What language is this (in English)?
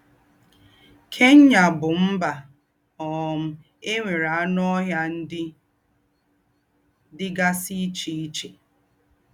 Igbo